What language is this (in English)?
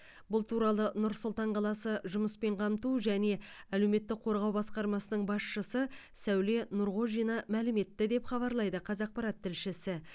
Kazakh